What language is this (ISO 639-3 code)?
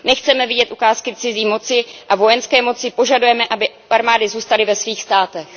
ces